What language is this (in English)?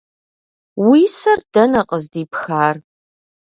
Kabardian